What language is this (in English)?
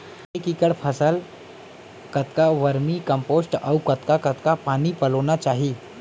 Chhattisgarhi